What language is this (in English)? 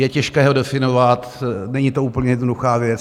Czech